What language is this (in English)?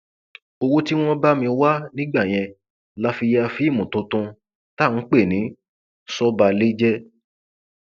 Yoruba